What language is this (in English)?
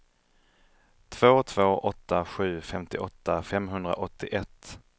Swedish